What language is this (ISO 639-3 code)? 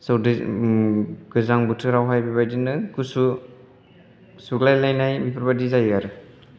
brx